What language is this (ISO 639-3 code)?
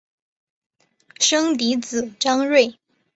zho